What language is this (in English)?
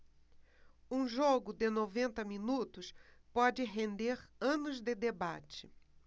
Portuguese